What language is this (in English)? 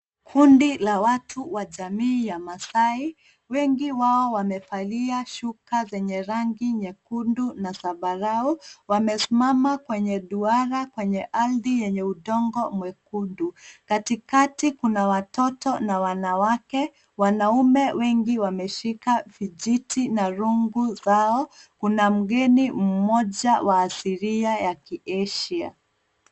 Swahili